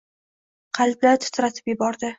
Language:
Uzbek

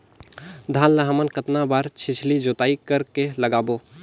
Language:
Chhattisgarhi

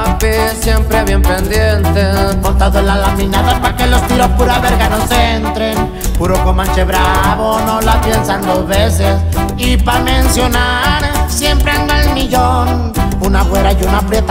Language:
Spanish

